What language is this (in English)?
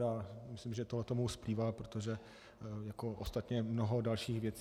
Czech